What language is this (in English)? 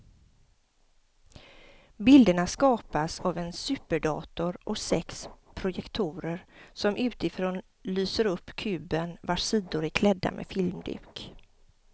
Swedish